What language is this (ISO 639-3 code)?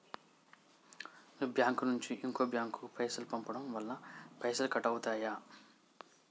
tel